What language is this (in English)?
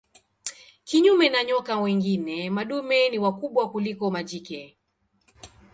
Swahili